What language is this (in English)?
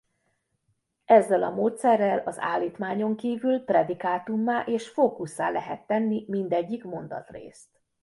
Hungarian